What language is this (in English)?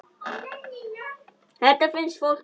Icelandic